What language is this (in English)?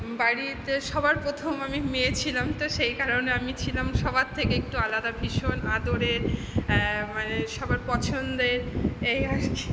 Bangla